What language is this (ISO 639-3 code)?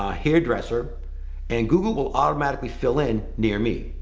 eng